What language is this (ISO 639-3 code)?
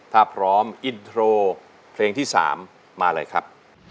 tha